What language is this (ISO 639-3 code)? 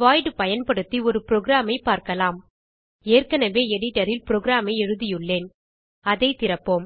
tam